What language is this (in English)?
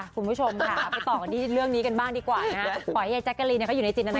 Thai